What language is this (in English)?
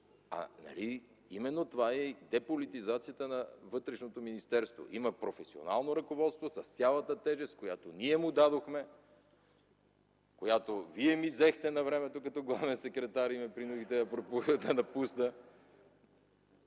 Bulgarian